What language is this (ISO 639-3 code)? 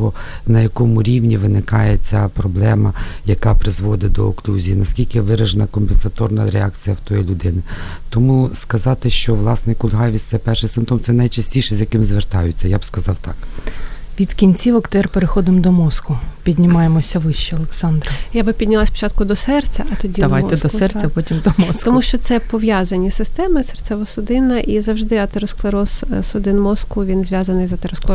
ukr